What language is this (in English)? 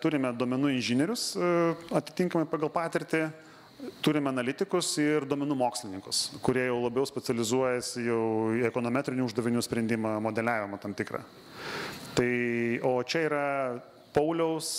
Lithuanian